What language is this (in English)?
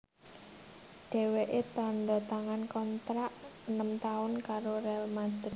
Javanese